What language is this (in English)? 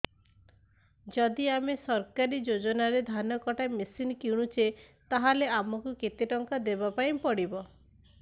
Odia